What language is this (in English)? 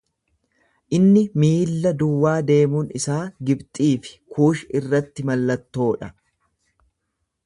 Oromo